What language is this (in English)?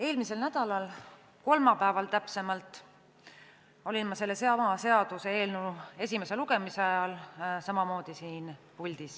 Estonian